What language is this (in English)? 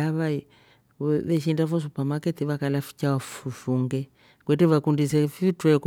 Rombo